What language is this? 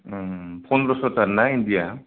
Bodo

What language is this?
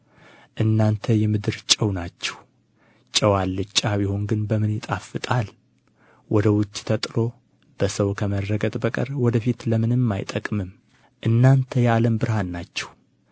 Amharic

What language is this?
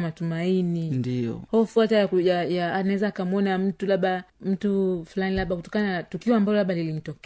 Swahili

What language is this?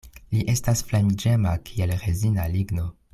Esperanto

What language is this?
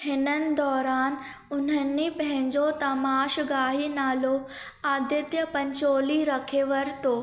Sindhi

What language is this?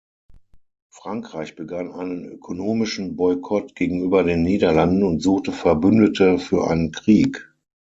German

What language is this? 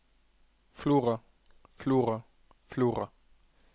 Norwegian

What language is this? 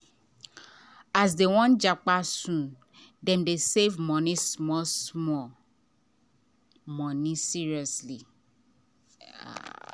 Nigerian Pidgin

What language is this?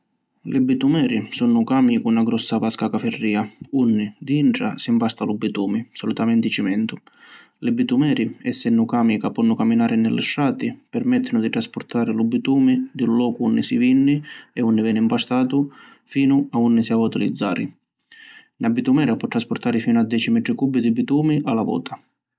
Sicilian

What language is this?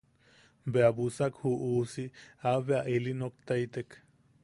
Yaqui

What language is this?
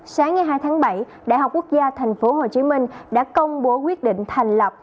Vietnamese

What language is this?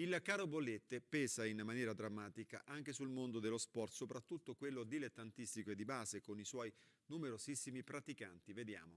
Italian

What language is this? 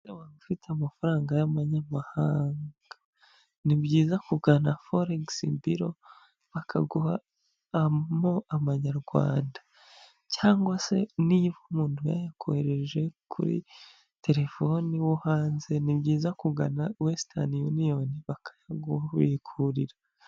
Kinyarwanda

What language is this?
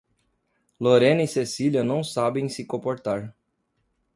Portuguese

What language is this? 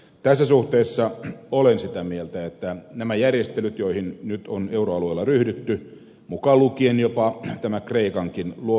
Finnish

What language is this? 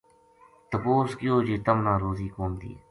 Gujari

